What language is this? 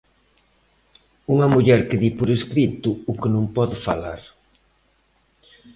Galician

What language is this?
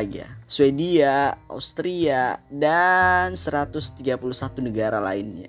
Indonesian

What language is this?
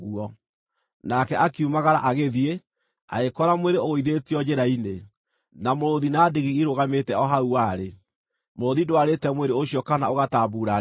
Kikuyu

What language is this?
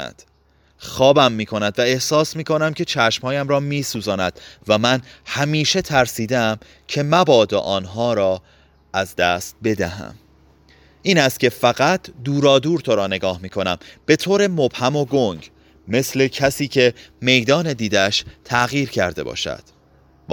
Persian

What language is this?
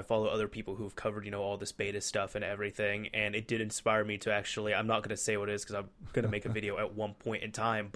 English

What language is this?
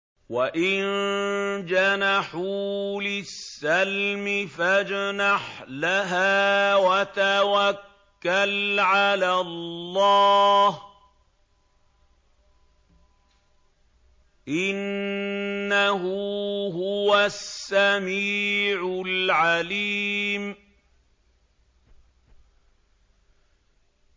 Arabic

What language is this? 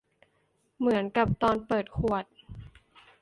Thai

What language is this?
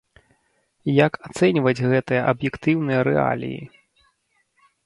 Belarusian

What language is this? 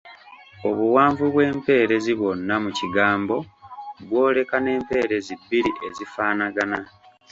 Ganda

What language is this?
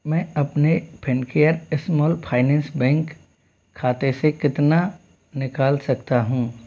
Hindi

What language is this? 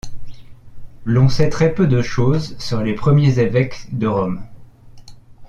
French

